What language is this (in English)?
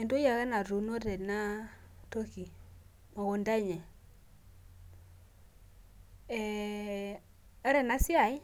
Masai